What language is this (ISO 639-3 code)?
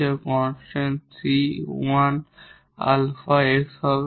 ben